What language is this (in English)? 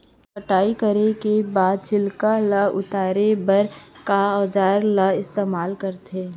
Chhattisgarhi